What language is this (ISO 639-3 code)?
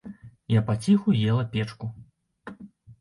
bel